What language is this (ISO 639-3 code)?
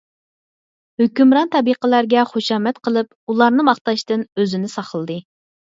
uig